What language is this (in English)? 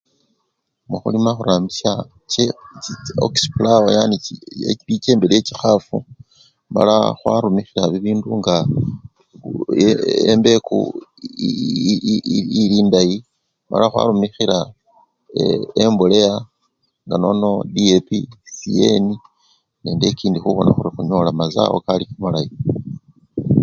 Luyia